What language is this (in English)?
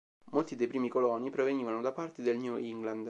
Italian